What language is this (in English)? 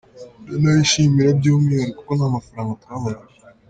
Kinyarwanda